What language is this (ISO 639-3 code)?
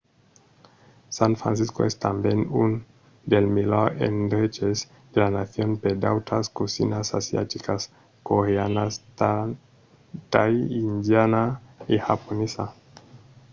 oci